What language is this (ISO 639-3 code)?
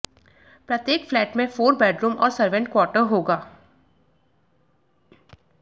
hin